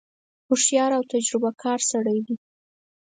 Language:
Pashto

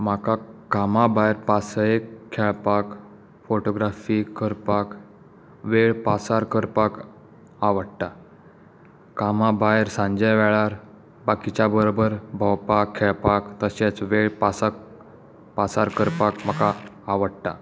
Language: Konkani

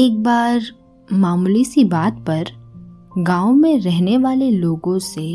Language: Hindi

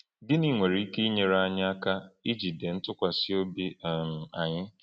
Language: Igbo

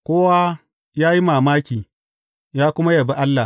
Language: Hausa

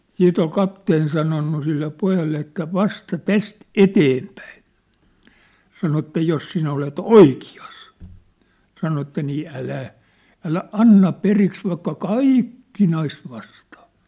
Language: Finnish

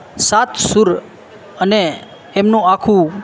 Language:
Gujarati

